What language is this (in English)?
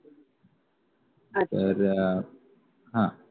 Marathi